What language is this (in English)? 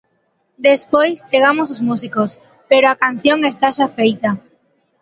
Galician